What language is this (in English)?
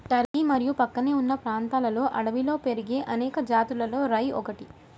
Telugu